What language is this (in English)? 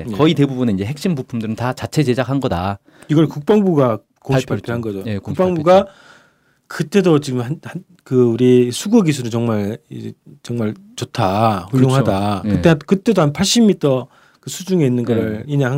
Korean